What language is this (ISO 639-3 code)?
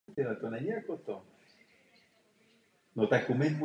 ces